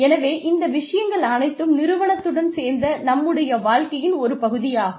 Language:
Tamil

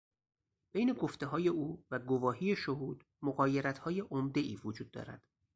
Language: Persian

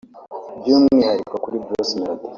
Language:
Kinyarwanda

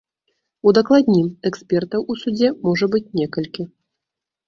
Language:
Belarusian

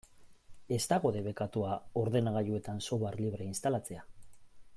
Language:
Basque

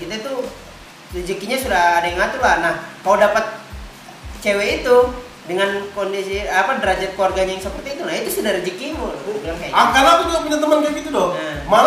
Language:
Indonesian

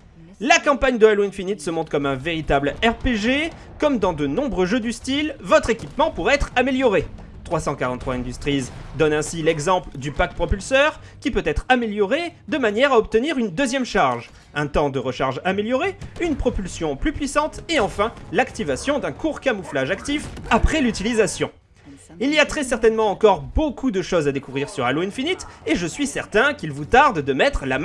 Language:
French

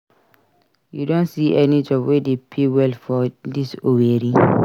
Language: Nigerian Pidgin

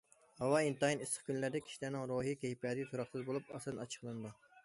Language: Uyghur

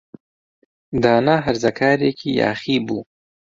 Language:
Central Kurdish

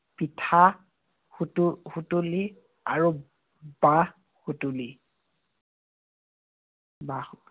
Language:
Assamese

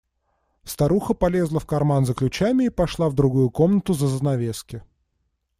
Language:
Russian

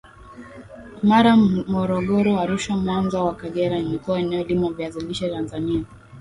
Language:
Swahili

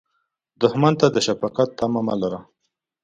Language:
Pashto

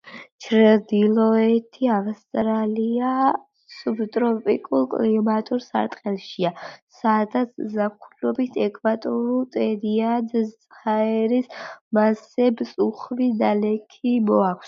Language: Georgian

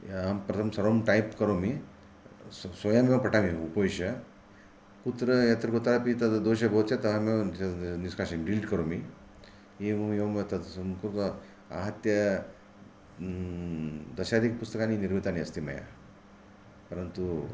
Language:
Sanskrit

